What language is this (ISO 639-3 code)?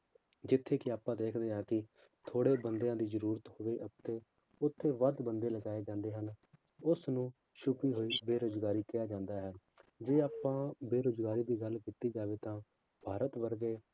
pan